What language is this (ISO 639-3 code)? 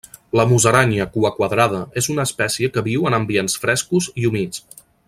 cat